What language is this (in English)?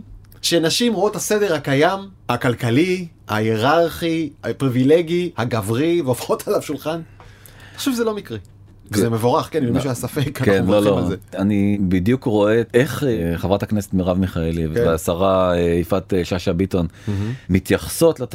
Hebrew